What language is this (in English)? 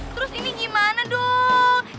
Indonesian